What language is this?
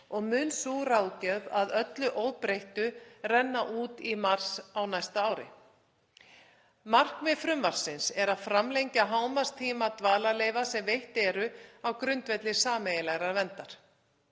Icelandic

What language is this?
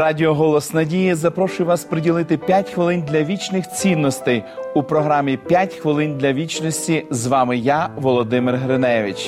Ukrainian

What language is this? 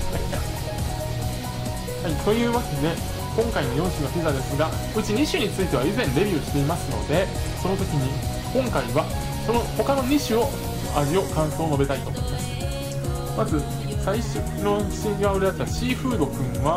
Japanese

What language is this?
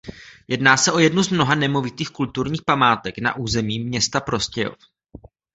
Czech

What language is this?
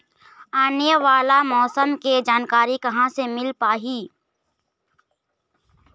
Chhattisgarhi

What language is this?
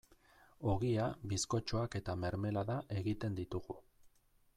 Basque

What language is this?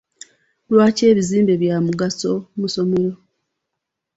Ganda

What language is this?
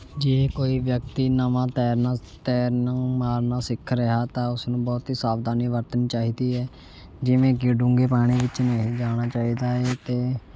Punjabi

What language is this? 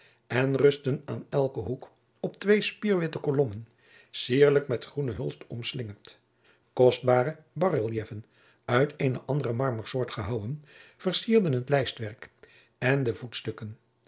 Dutch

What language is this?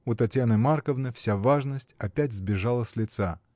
Russian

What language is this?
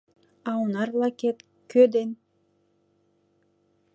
Mari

